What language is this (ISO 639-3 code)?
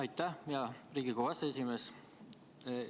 est